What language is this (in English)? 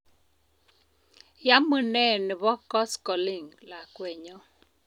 Kalenjin